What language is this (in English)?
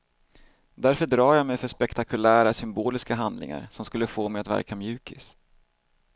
Swedish